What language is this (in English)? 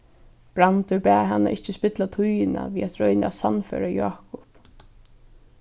Faroese